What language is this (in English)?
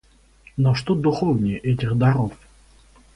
Russian